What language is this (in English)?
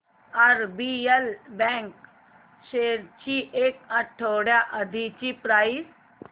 Marathi